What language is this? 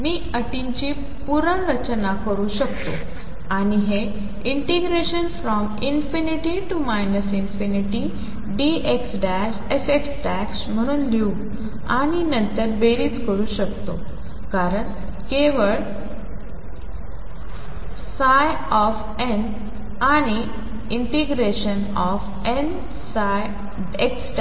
Marathi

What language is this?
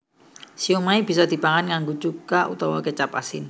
Javanese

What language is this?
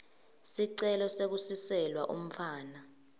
Swati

